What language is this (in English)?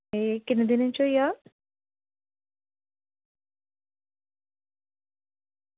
Dogri